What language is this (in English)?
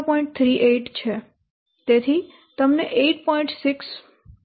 Gujarati